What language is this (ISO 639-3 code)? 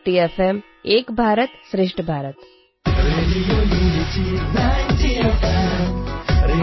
guj